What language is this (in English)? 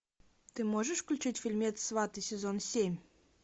Russian